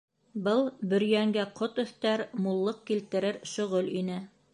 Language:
Bashkir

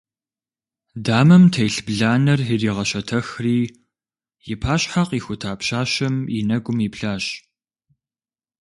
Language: Kabardian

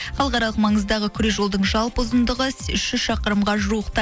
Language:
Kazakh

